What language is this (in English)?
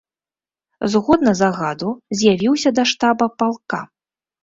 Belarusian